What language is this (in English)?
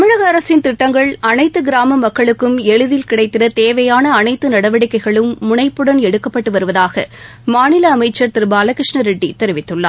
Tamil